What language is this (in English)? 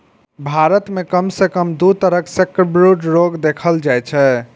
Maithili